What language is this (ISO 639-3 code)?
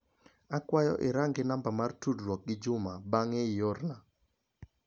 luo